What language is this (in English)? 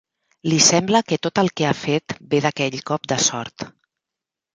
Catalan